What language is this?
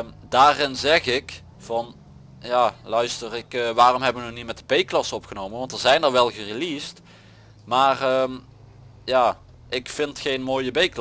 Dutch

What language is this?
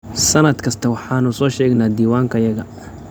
Somali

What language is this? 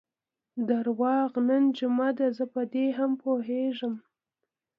Pashto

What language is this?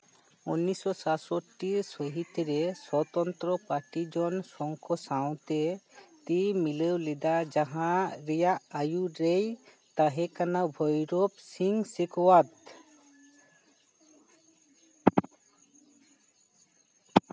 Santali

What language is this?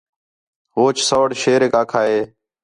Khetrani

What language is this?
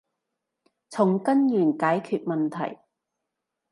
Cantonese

